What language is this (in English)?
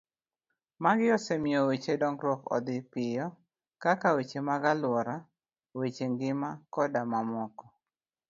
Luo (Kenya and Tanzania)